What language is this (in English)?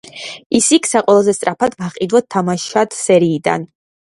Georgian